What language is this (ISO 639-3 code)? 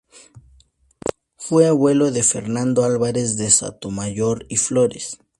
spa